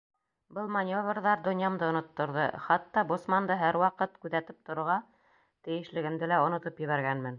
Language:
Bashkir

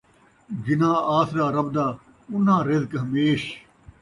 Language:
Saraiki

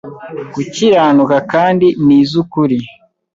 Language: Kinyarwanda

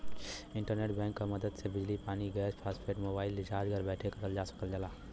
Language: Bhojpuri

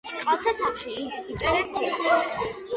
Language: Georgian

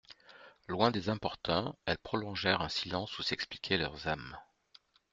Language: French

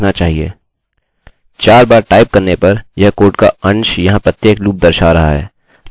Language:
Hindi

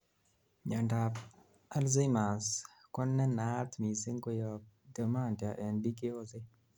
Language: Kalenjin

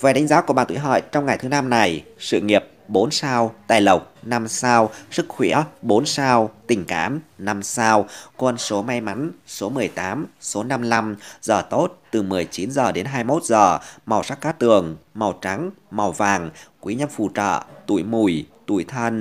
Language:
Vietnamese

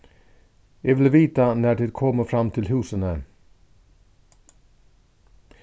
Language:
Faroese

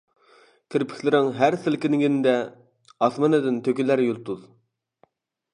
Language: Uyghur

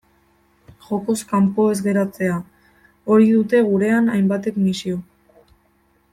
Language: Basque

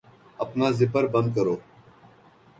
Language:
Urdu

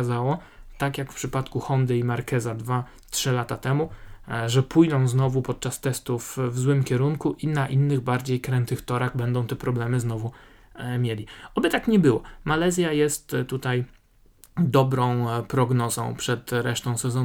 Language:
Polish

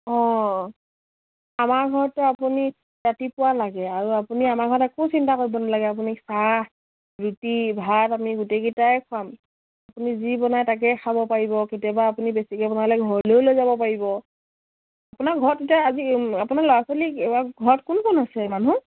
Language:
Assamese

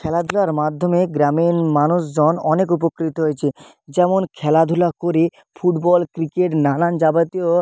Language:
Bangla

